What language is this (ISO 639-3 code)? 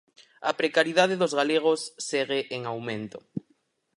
glg